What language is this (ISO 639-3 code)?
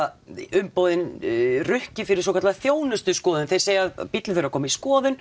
isl